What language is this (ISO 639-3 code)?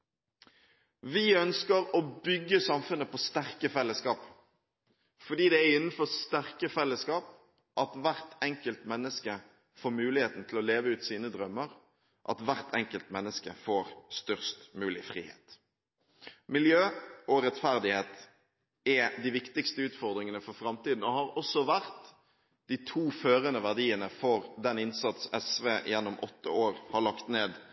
nob